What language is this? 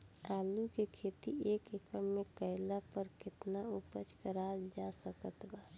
Bhojpuri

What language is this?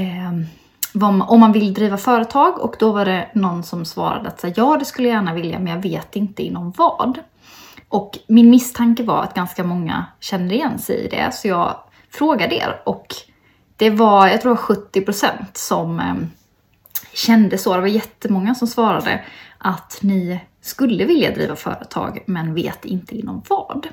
Swedish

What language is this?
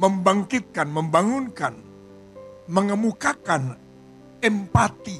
Indonesian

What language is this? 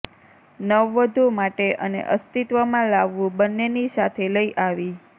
Gujarati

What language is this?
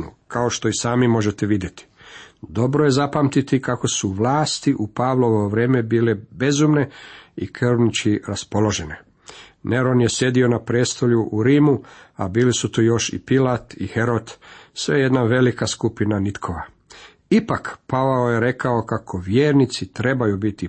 Croatian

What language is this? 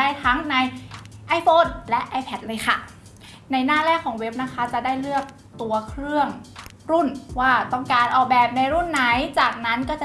Thai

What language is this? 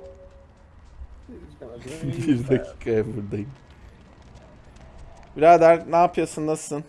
Turkish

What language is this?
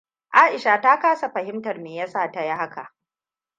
Hausa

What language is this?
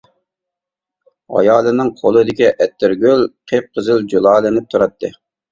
Uyghur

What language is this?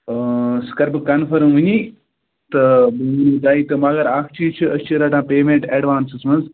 Kashmiri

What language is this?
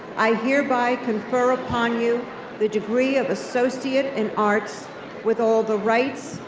English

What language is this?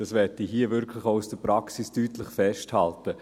Swiss German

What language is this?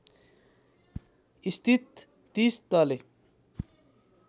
Nepali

